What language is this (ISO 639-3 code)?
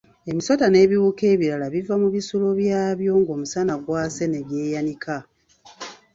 lug